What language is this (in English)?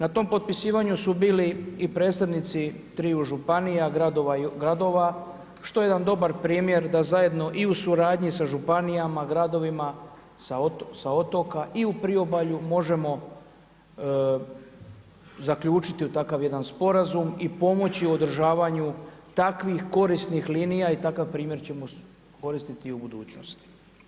Croatian